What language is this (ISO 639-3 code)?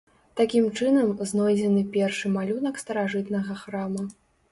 bel